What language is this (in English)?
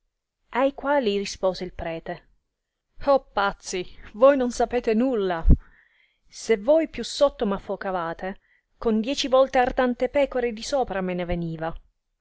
Italian